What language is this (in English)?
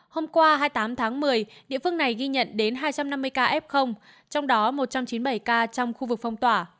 Vietnamese